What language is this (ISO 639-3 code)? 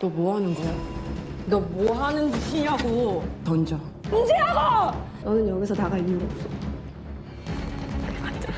kor